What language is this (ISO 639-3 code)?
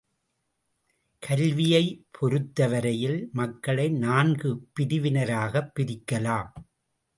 tam